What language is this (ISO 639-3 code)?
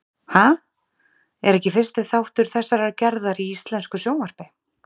isl